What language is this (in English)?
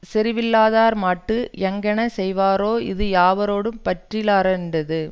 Tamil